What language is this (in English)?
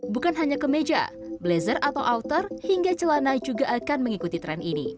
Indonesian